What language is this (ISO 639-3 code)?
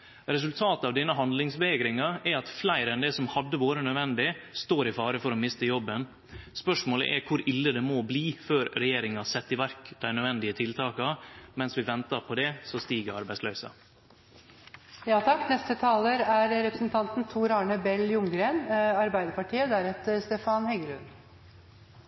nno